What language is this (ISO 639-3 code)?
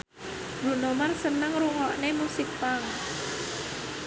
jav